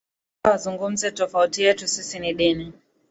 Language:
Swahili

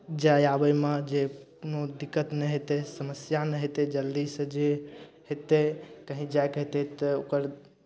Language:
Maithili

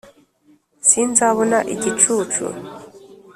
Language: Kinyarwanda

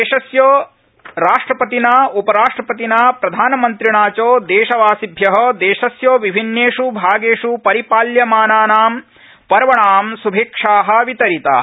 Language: Sanskrit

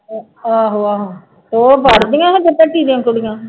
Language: Punjabi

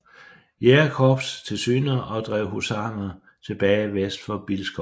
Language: Danish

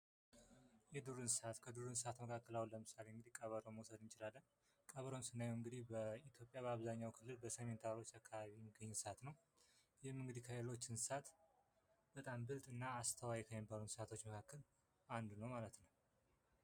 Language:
Amharic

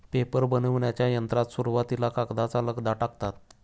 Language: Marathi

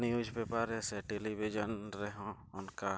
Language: Santali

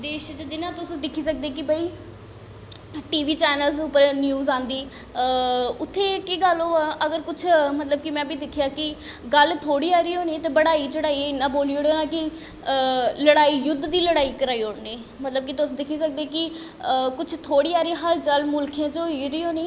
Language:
Dogri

